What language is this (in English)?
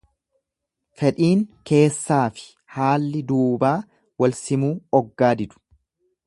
Oromo